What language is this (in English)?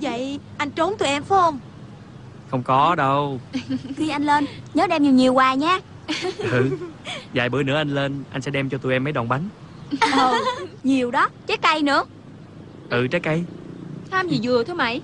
Vietnamese